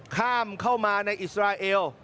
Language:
Thai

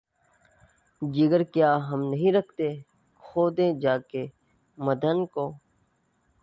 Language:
Urdu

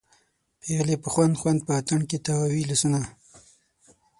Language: Pashto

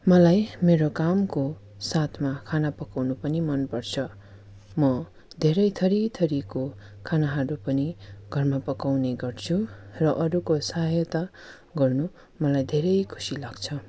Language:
Nepali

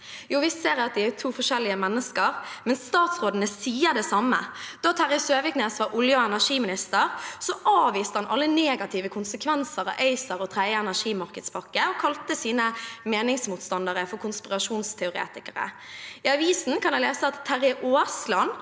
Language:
Norwegian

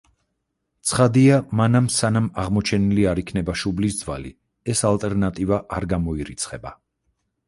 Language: Georgian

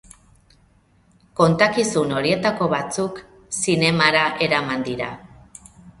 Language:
Basque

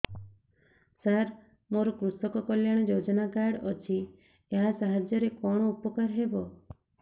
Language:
Odia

